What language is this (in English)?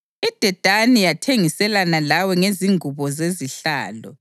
North Ndebele